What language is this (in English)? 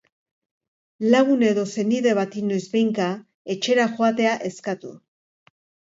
Basque